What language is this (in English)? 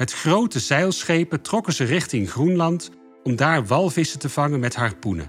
Dutch